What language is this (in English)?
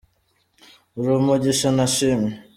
Kinyarwanda